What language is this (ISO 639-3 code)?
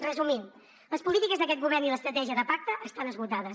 cat